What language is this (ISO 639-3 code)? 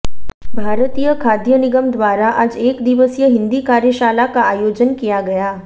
hin